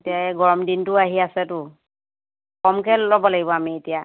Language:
Assamese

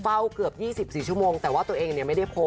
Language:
Thai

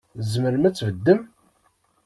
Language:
Kabyle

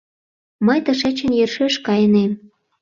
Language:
Mari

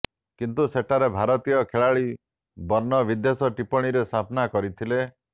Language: Odia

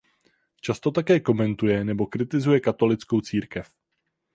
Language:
Czech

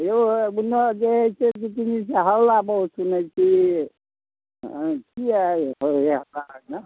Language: Maithili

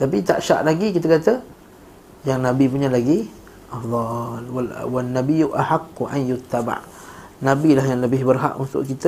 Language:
Malay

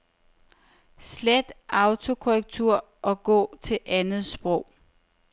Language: Danish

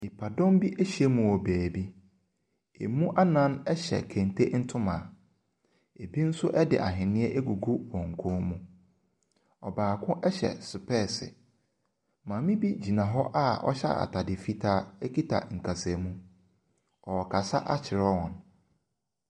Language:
Akan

